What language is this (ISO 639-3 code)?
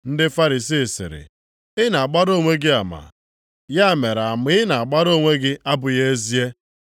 ibo